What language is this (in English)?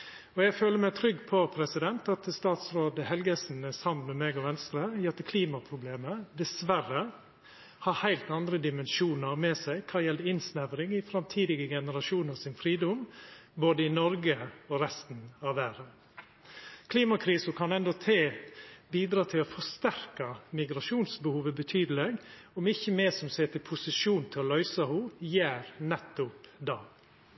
Norwegian Nynorsk